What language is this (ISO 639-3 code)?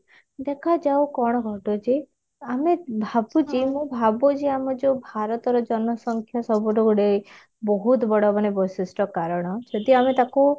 ori